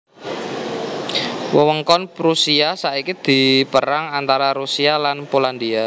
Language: Javanese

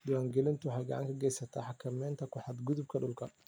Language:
Somali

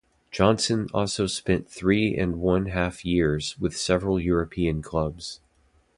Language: English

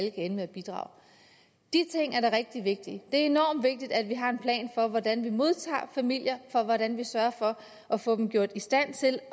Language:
Danish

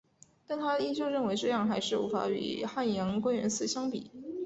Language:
Chinese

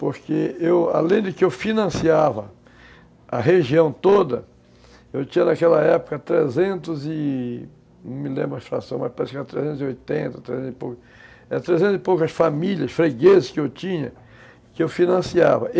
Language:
Portuguese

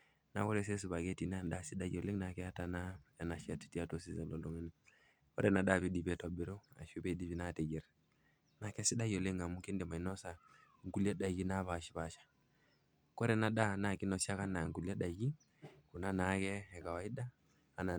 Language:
Masai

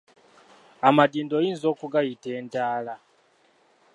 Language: Ganda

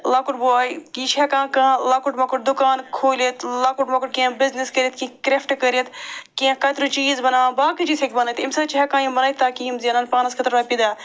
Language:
Kashmiri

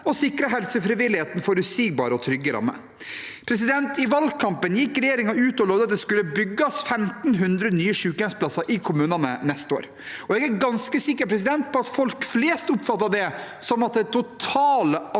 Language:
Norwegian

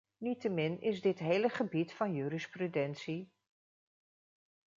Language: Dutch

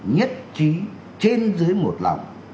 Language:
Vietnamese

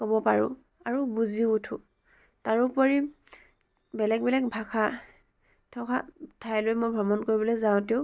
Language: Assamese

